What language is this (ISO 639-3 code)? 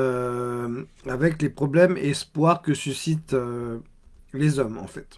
fra